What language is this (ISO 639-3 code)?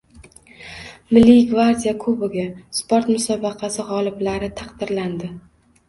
uzb